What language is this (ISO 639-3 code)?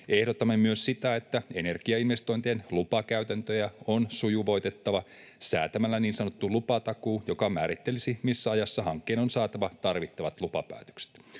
fin